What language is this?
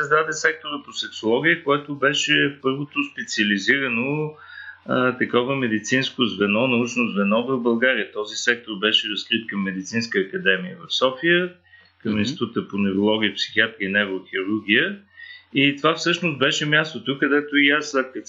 Bulgarian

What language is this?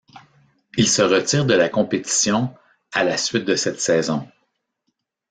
French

